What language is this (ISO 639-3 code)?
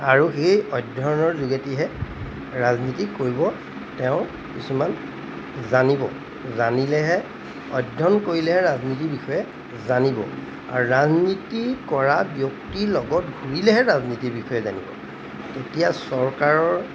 asm